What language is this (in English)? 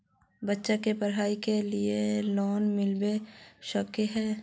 Magahi